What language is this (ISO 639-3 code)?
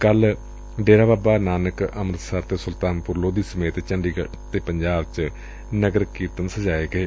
pan